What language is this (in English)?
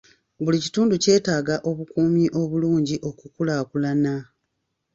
Ganda